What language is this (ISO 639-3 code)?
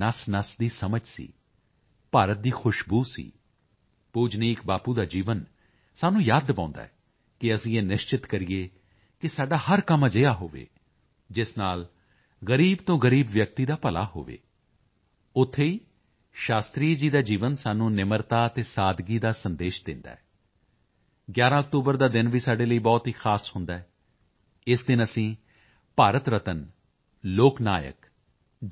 pan